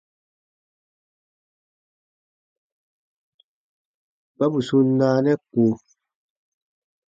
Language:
Baatonum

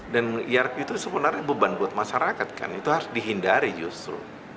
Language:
Indonesian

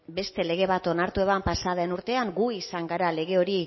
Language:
Basque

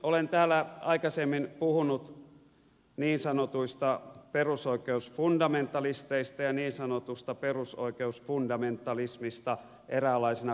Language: Finnish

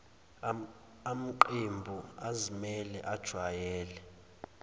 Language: Zulu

